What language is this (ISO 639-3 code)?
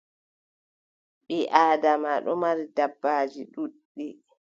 fub